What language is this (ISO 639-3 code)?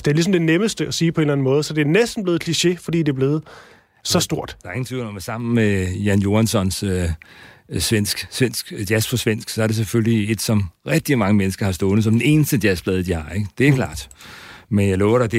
dan